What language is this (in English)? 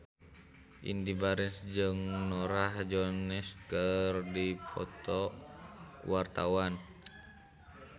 Sundanese